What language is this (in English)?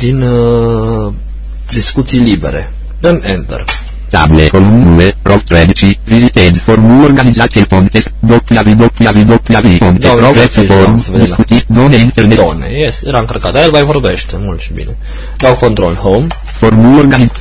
Romanian